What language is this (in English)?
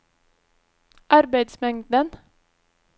Norwegian